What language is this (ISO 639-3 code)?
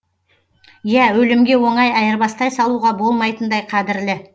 kaz